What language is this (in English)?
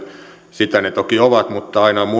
Finnish